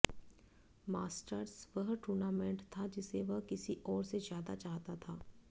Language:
Hindi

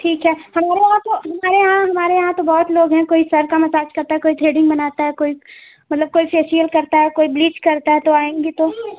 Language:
Hindi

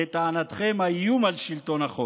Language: Hebrew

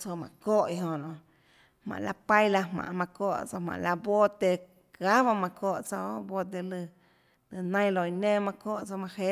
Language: Tlacoatzintepec Chinantec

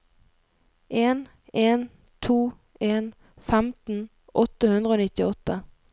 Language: Norwegian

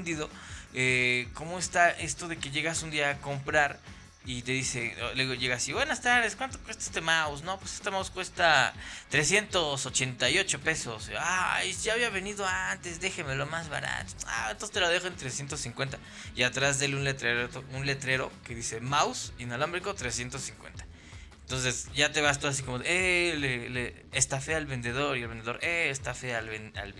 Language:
Spanish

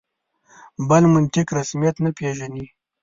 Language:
Pashto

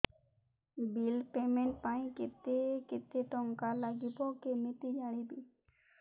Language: Odia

